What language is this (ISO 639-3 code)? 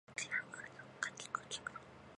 jpn